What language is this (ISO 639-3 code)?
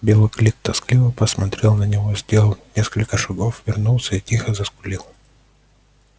rus